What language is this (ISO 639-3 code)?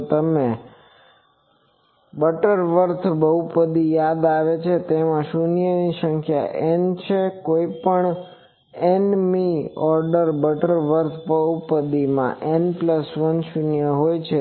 guj